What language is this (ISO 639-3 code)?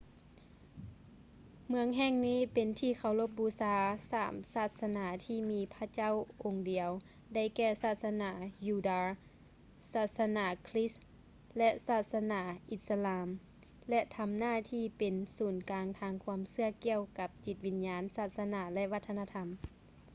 lao